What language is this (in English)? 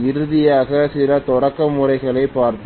Tamil